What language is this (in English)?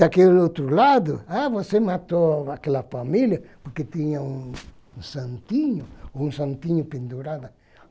Portuguese